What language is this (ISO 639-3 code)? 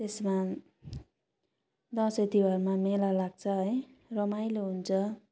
nep